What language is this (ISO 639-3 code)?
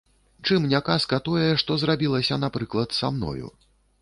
bel